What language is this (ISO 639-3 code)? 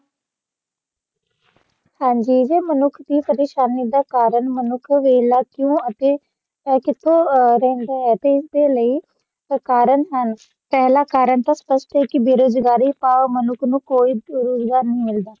pan